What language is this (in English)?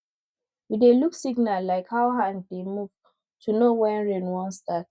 Nigerian Pidgin